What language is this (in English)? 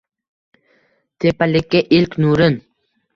Uzbek